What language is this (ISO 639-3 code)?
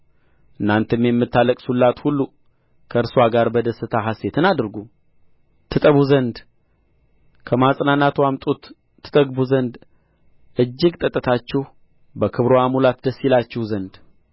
amh